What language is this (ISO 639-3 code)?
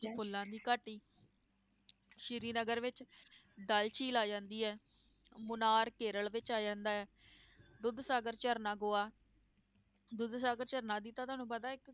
pan